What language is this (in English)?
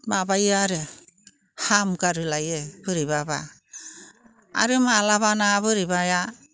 Bodo